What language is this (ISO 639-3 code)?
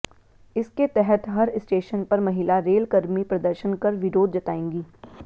hin